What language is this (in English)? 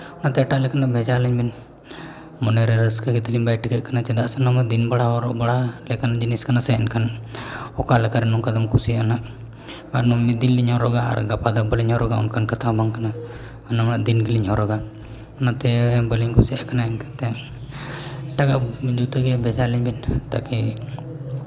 Santali